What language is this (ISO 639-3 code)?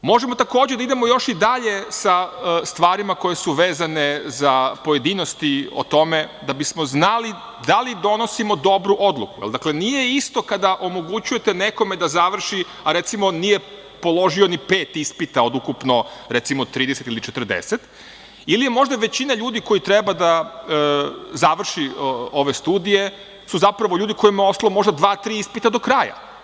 srp